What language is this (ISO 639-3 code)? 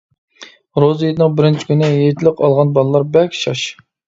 uig